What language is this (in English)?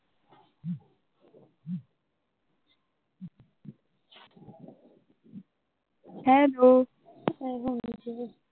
Punjabi